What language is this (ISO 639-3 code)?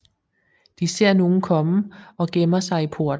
dan